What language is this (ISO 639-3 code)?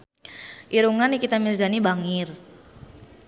sun